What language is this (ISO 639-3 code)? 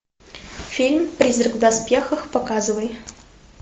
rus